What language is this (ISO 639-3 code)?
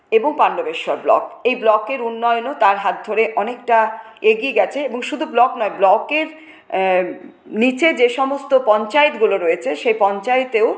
ben